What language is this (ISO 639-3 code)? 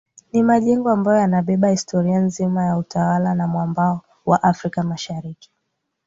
swa